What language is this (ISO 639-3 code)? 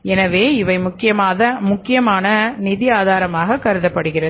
tam